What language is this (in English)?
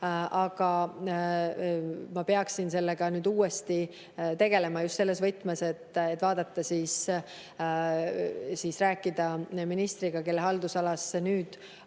Estonian